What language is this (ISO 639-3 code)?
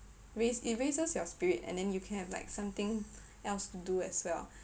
eng